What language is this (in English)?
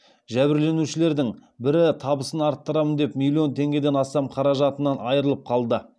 Kazakh